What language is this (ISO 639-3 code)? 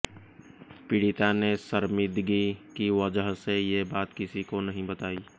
hin